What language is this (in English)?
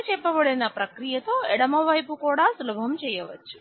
Telugu